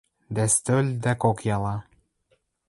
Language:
Western Mari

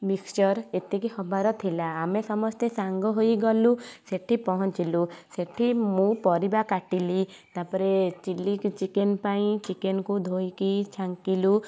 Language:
Odia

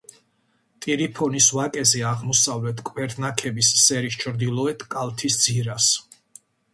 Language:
Georgian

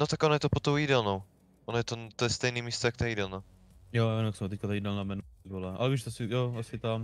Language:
Czech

